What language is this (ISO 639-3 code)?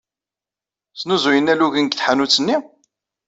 kab